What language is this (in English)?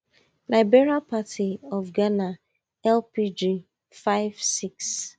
Nigerian Pidgin